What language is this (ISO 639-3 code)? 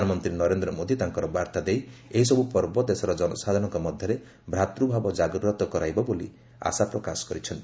ori